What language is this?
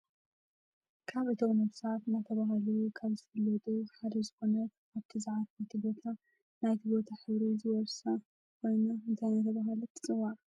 Tigrinya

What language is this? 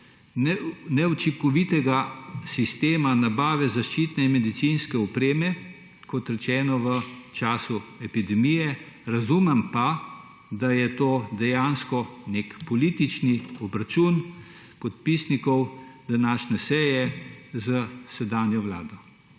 Slovenian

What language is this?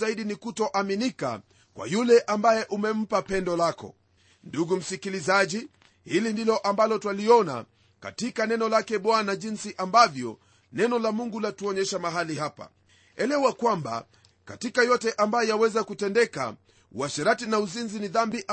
Swahili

